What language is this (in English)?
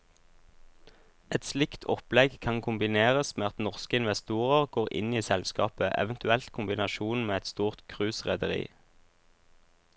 Norwegian